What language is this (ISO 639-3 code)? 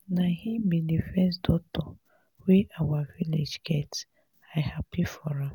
pcm